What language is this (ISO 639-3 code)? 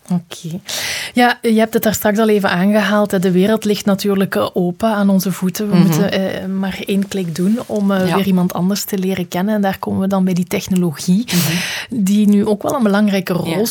nld